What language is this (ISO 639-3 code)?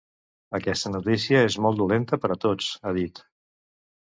cat